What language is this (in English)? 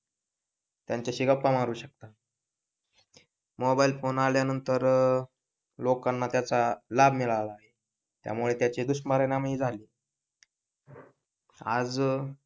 Marathi